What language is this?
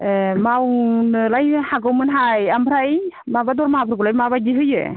Bodo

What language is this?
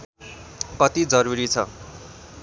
Nepali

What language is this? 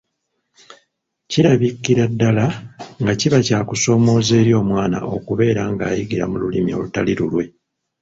Ganda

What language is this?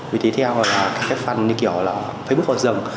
Vietnamese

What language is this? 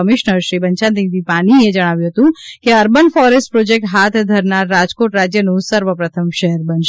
Gujarati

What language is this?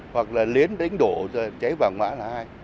Vietnamese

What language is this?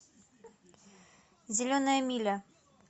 Russian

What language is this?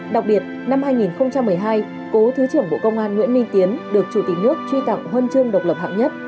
Vietnamese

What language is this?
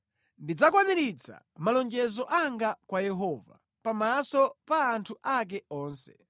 Nyanja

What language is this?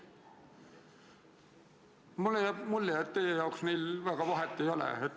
Estonian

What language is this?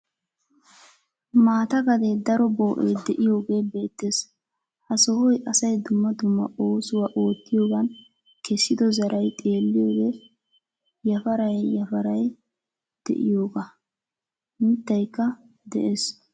Wolaytta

